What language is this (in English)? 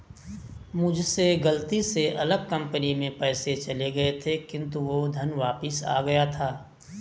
Hindi